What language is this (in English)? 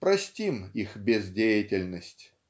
Russian